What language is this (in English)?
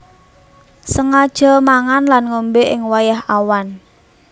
Javanese